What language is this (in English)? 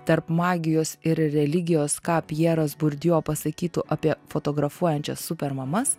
Lithuanian